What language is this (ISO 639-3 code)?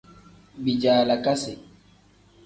kdh